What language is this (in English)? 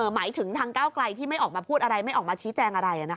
Thai